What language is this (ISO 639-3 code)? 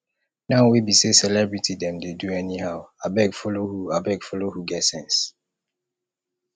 pcm